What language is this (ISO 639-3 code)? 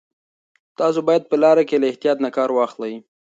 pus